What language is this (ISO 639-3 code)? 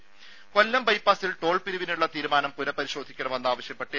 mal